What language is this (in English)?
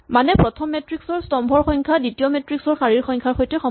Assamese